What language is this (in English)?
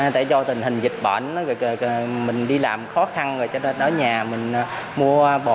Vietnamese